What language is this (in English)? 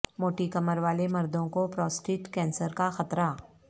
Urdu